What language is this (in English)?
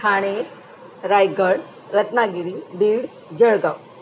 Marathi